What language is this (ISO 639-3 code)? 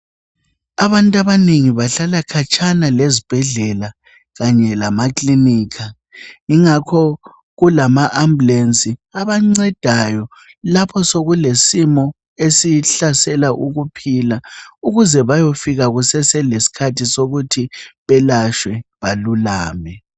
nde